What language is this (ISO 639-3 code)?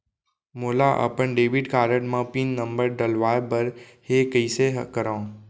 hne